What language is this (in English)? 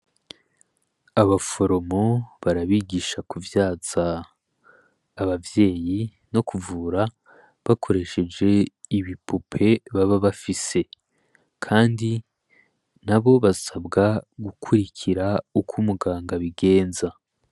Rundi